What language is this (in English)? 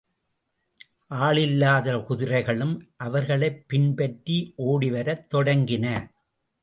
Tamil